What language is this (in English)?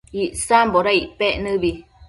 Matsés